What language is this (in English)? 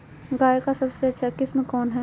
Magahi